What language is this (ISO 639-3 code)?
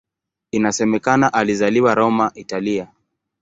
swa